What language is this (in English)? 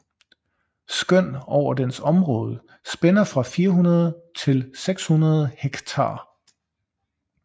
Danish